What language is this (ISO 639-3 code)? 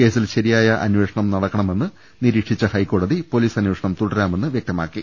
mal